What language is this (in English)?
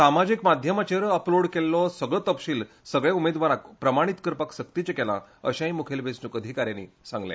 Konkani